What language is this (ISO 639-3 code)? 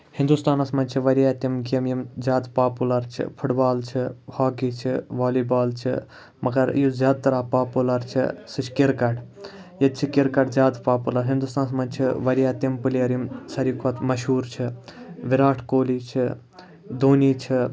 kas